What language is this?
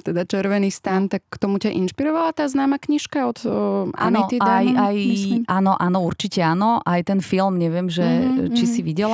Slovak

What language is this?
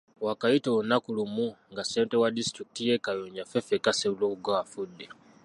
Ganda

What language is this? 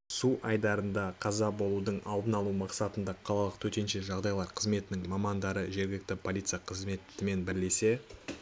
Kazakh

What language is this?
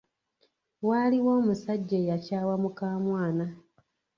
Ganda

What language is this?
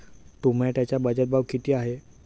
Marathi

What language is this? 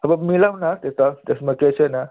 Nepali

